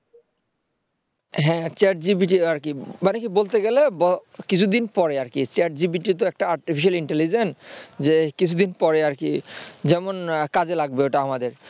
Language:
Bangla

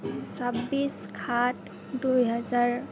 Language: Assamese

